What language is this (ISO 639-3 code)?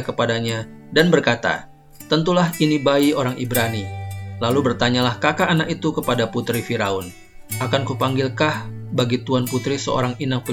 ind